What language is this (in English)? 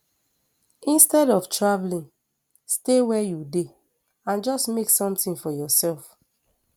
Nigerian Pidgin